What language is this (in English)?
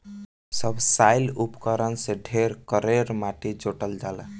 Bhojpuri